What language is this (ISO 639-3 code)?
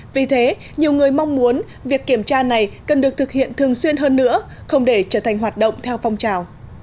vie